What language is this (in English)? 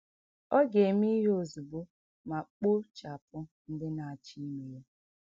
Igbo